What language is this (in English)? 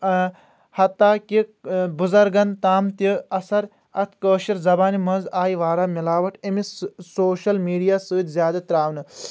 Kashmiri